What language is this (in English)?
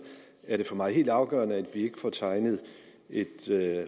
Danish